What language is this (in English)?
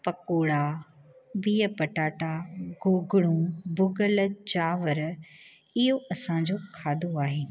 Sindhi